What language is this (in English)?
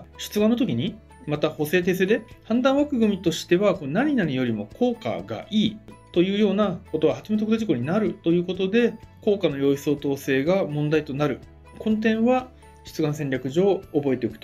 Japanese